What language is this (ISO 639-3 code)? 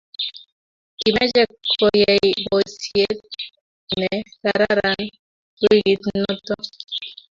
kln